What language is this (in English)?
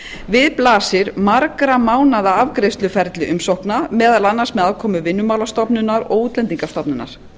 Icelandic